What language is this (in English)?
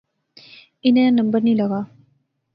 Pahari-Potwari